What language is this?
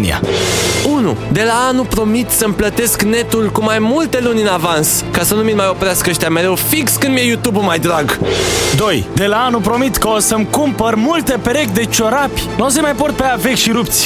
Romanian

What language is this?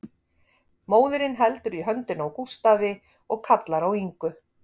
Icelandic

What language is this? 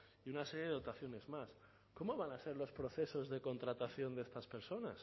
Spanish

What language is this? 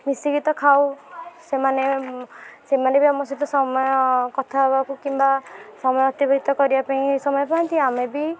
Odia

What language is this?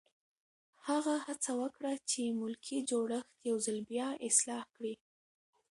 Pashto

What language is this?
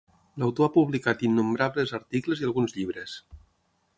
Catalan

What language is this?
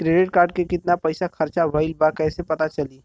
Bhojpuri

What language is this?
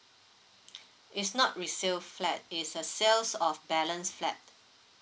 English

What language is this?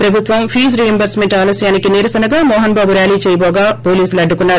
Telugu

